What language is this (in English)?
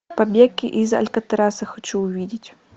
Russian